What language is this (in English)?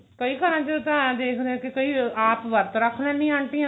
Punjabi